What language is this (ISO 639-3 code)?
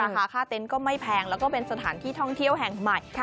tha